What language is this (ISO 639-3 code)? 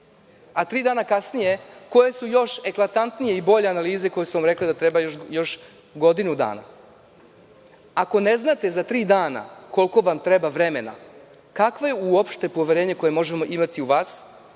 srp